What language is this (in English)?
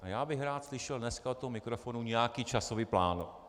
Czech